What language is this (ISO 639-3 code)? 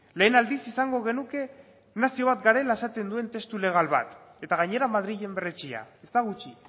eus